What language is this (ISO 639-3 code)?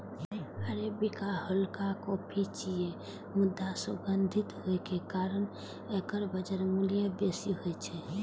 mai